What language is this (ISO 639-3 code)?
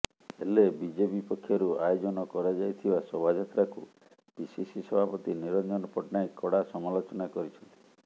ori